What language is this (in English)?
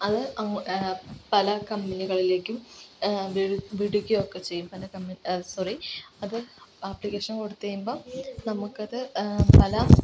Malayalam